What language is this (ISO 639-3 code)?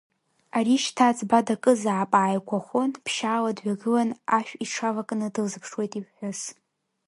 abk